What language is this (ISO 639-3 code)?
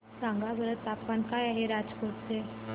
mar